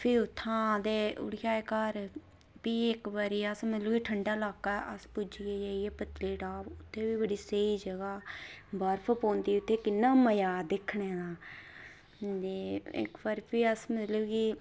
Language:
Dogri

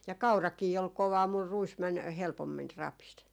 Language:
Finnish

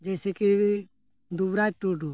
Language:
Santali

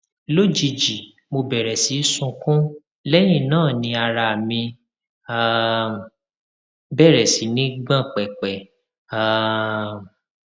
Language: Yoruba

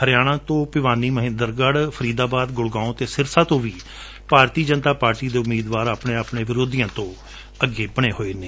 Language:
Punjabi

